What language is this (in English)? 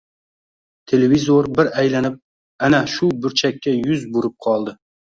Uzbek